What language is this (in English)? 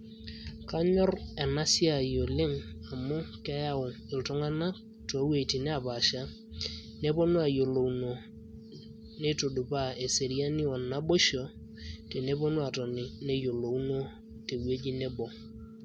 Masai